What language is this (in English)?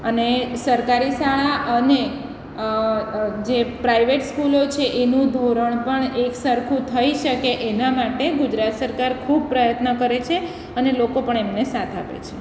Gujarati